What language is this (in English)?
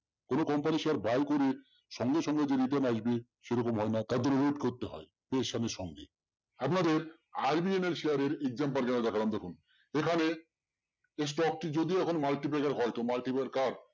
Bangla